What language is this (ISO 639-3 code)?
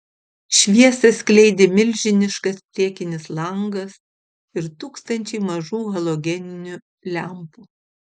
lit